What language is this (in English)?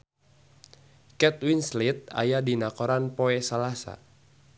Sundanese